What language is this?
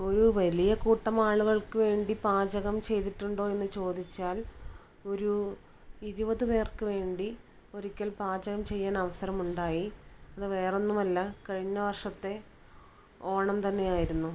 Malayalam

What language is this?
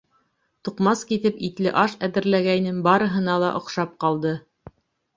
Bashkir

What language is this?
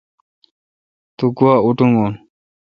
Kalkoti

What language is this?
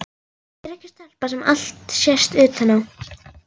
Icelandic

